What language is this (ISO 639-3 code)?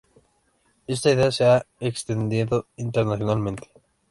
spa